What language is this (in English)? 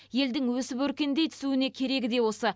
Kazakh